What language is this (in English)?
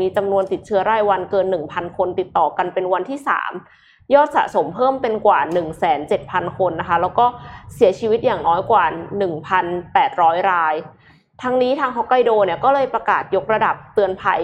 Thai